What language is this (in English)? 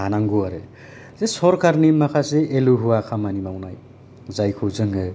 Bodo